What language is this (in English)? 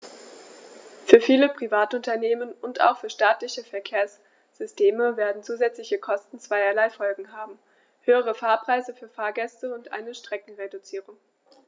German